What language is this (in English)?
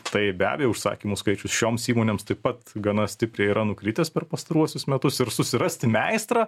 Lithuanian